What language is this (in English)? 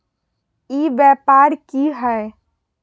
Magahi